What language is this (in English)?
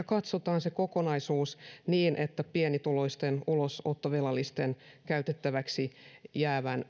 Finnish